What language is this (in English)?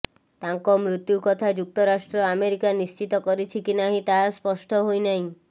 Odia